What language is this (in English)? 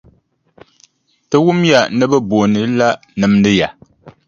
Dagbani